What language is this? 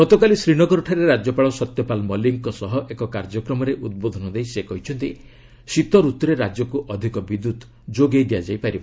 Odia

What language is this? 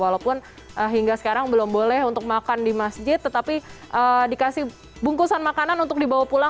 Indonesian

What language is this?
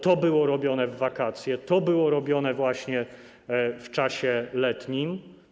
Polish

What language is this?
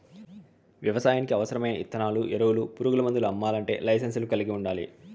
Telugu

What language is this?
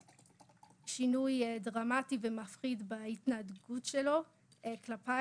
Hebrew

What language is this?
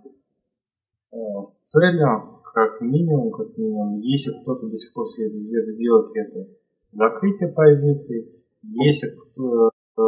Russian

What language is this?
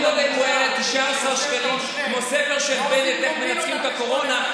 Hebrew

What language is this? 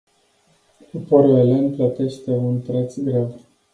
Romanian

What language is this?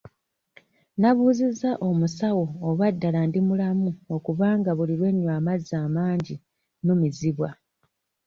Ganda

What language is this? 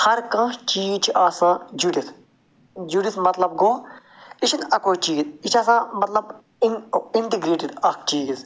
Kashmiri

